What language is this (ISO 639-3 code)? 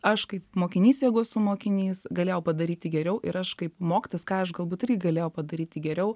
lit